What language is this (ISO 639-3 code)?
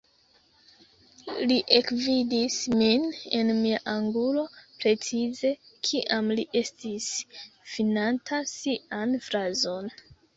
epo